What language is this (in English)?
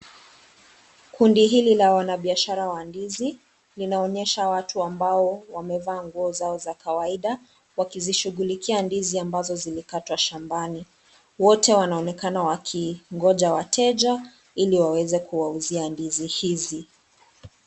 Swahili